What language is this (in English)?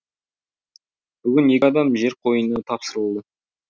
Kazakh